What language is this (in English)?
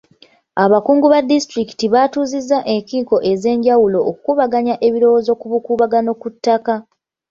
Ganda